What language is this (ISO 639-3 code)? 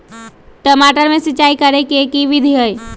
mag